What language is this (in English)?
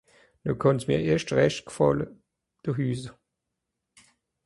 Swiss German